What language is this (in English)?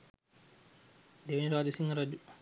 Sinhala